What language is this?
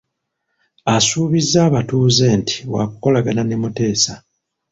Ganda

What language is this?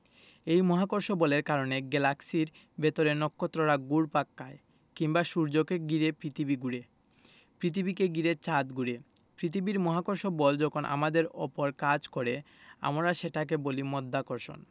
Bangla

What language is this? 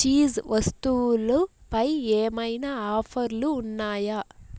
Telugu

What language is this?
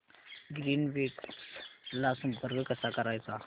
Marathi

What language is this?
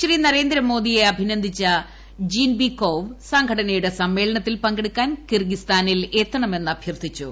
Malayalam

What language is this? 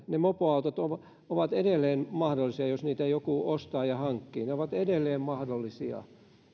Finnish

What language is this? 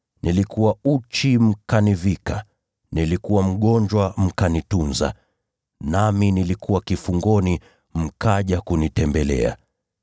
Swahili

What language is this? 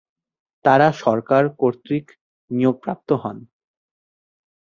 Bangla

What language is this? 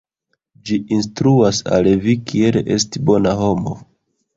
Esperanto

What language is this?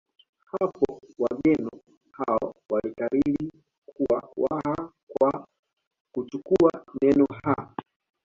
Swahili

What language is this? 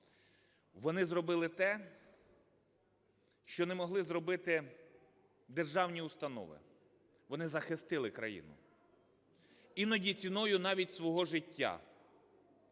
Ukrainian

